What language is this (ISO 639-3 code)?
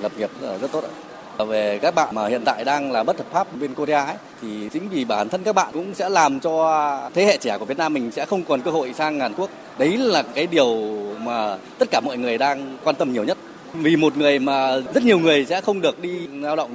vie